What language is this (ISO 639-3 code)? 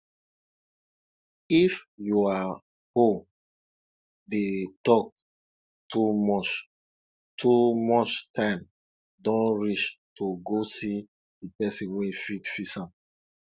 pcm